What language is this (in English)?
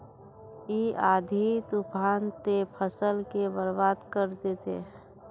Magahi